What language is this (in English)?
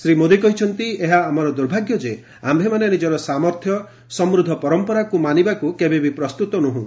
Odia